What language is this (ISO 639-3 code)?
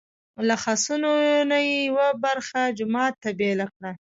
pus